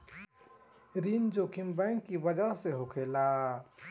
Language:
Bhojpuri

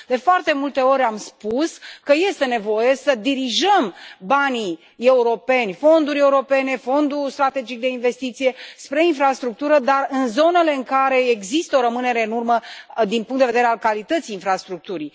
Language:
Romanian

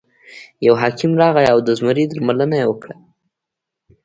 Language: Pashto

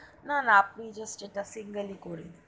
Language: Bangla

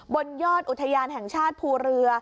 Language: Thai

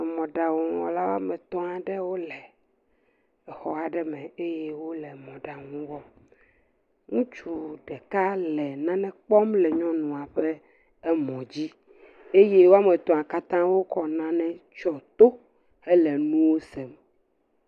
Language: Ewe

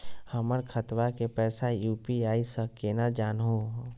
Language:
Magahi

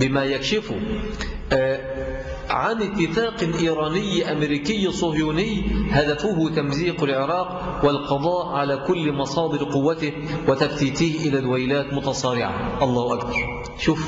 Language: Arabic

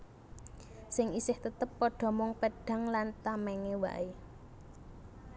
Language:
Javanese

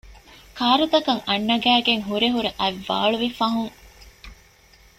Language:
Divehi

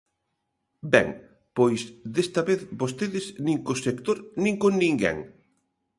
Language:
Galician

